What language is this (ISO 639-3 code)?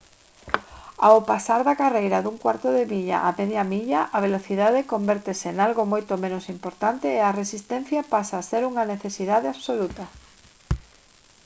glg